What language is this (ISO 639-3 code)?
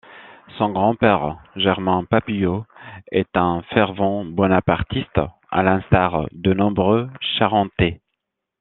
fra